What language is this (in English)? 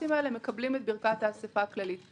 Hebrew